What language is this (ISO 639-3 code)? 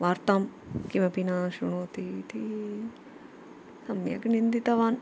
san